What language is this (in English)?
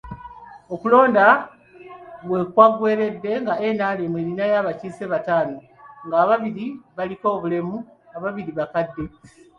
Ganda